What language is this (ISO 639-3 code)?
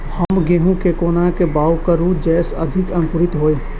mai